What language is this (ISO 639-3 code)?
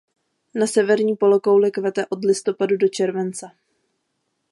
ces